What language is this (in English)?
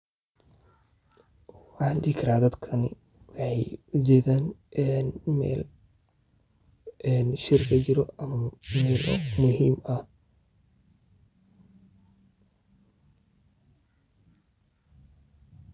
Somali